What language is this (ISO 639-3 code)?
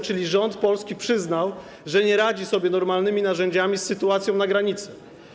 pol